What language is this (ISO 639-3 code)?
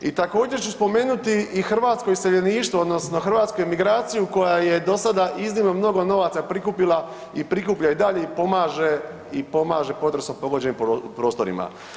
hrv